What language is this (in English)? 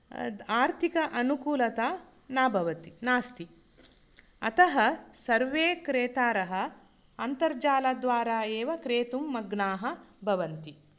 Sanskrit